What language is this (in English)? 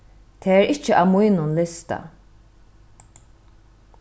Faroese